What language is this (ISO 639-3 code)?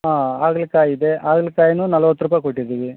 kan